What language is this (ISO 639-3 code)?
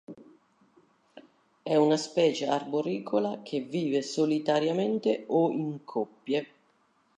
ita